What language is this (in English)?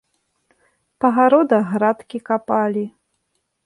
Belarusian